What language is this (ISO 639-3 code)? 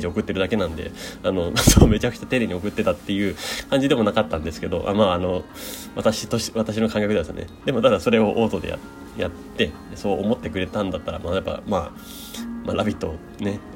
jpn